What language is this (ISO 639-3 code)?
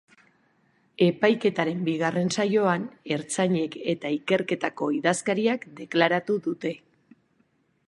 eus